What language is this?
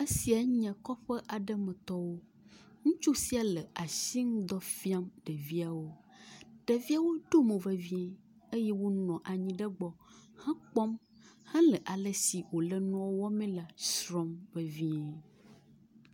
Ewe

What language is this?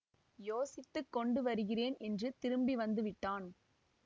Tamil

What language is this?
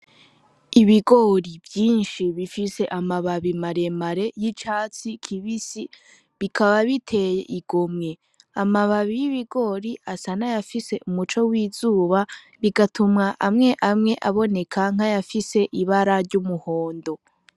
Rundi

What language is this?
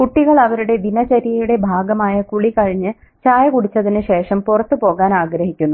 Malayalam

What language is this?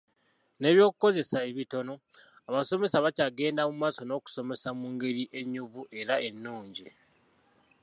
Ganda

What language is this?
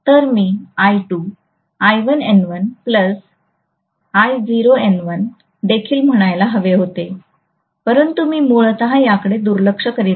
Marathi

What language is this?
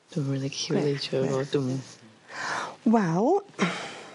Welsh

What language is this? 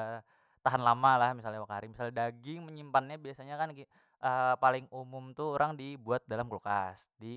Banjar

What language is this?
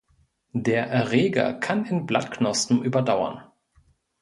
German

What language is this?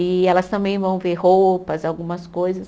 Portuguese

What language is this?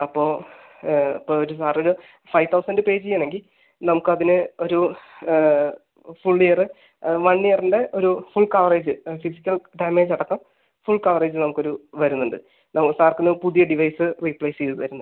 Malayalam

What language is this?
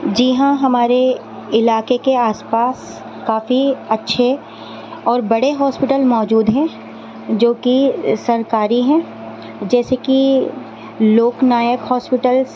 Urdu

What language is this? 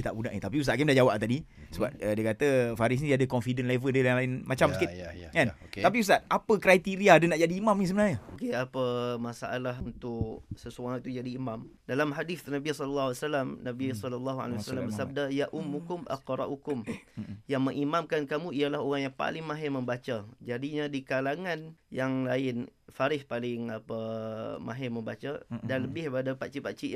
Malay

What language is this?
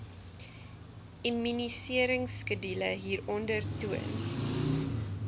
Afrikaans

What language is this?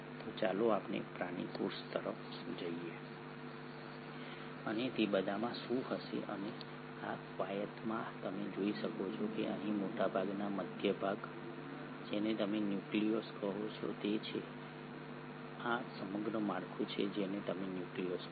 Gujarati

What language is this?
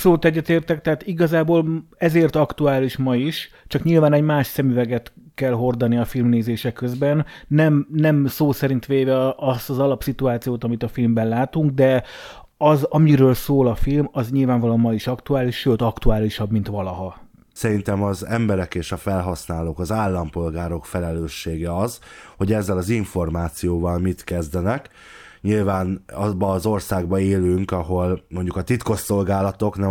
Hungarian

